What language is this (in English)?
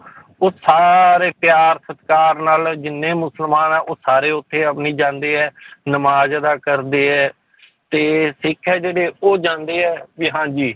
Punjabi